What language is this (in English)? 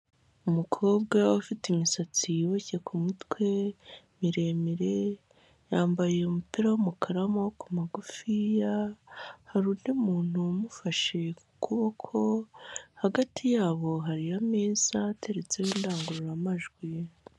Kinyarwanda